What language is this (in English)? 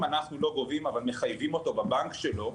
Hebrew